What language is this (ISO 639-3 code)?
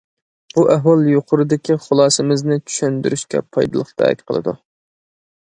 uig